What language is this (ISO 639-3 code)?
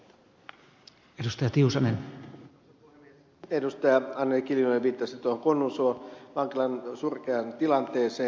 fin